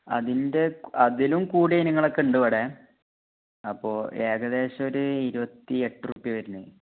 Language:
Malayalam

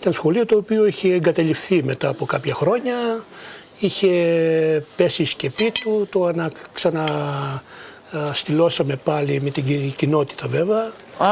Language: Greek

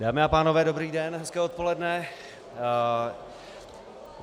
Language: Czech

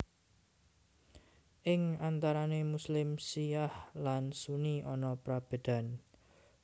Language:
Javanese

